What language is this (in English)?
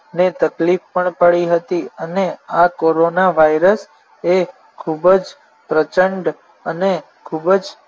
Gujarati